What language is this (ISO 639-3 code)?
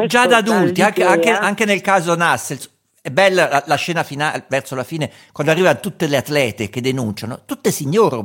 ita